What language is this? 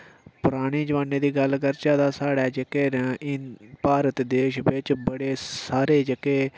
Dogri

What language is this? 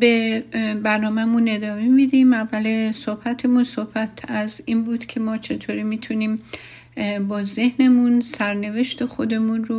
Persian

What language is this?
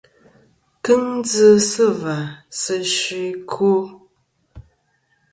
Kom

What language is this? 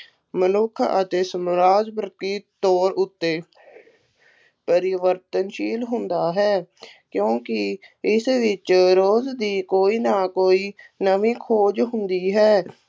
Punjabi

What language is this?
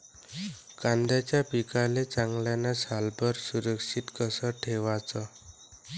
Marathi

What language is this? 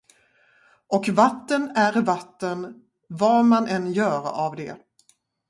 Swedish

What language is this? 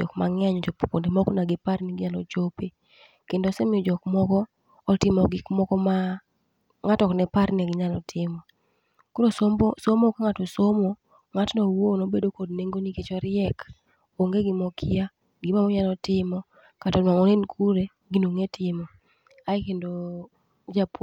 Luo (Kenya and Tanzania)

